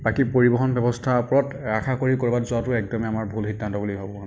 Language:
Assamese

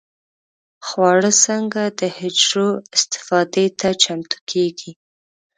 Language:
Pashto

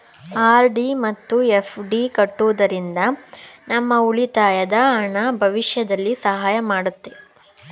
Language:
Kannada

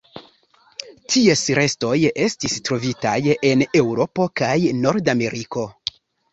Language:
Esperanto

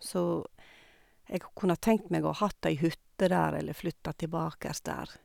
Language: Norwegian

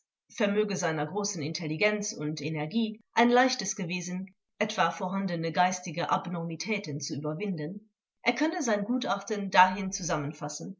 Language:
German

